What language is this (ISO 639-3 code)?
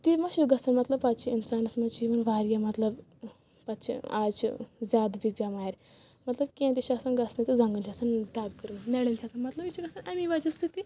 kas